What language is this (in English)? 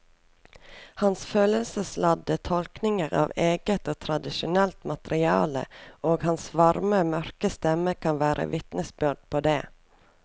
Norwegian